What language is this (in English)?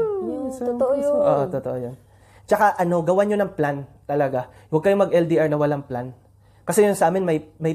Filipino